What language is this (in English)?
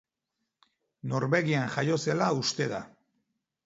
Basque